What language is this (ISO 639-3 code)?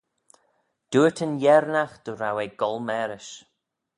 glv